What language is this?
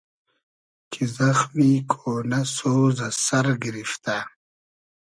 Hazaragi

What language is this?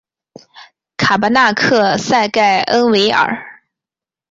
Chinese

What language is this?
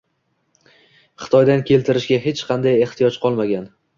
Uzbek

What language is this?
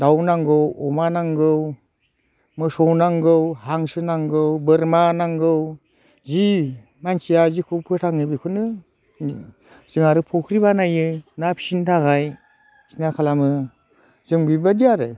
Bodo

